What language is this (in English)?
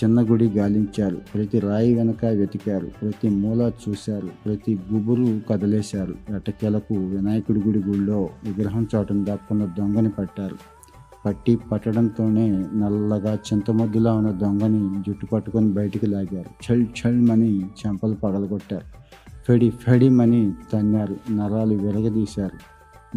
Telugu